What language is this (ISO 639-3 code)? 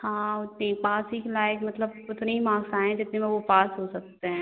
hin